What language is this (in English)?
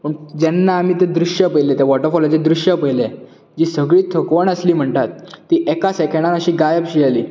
Konkani